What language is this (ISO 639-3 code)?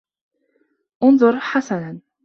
ara